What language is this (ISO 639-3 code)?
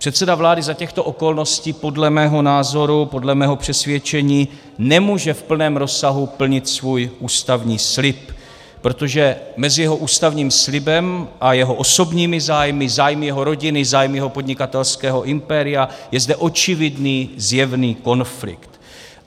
ces